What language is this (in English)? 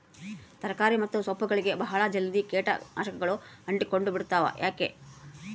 Kannada